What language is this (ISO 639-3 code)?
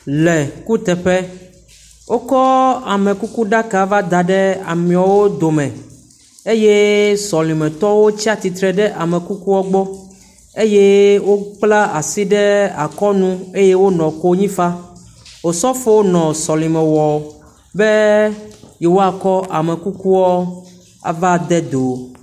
ewe